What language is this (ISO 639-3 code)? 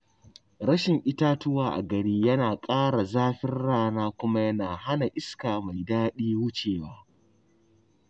hau